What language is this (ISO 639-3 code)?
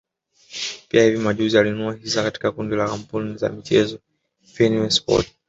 swa